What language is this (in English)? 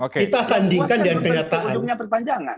Indonesian